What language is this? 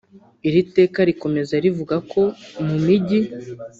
Kinyarwanda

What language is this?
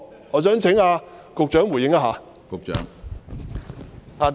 Cantonese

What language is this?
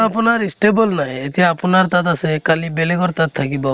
Assamese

